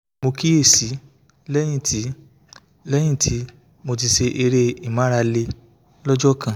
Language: Yoruba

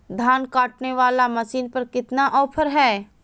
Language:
Magahi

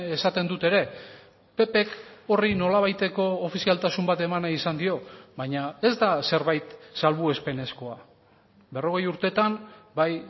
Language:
Basque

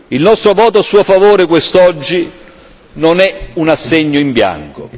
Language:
Italian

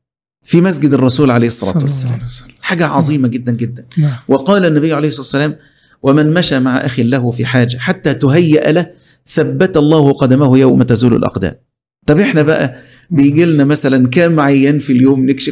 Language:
Arabic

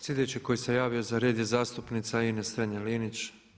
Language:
Croatian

